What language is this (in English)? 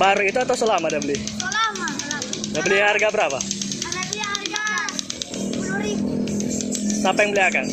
Indonesian